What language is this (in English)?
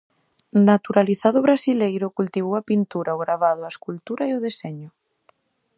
Galician